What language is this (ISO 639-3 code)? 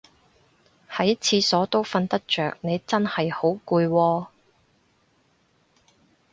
yue